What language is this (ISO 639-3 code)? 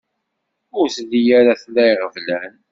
kab